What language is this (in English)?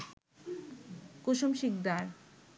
Bangla